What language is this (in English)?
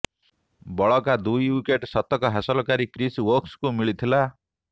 Odia